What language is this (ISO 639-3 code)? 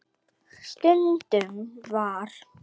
isl